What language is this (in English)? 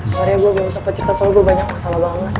Indonesian